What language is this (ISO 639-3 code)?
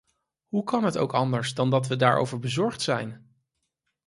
nld